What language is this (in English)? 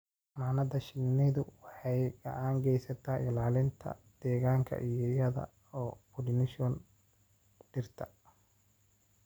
Somali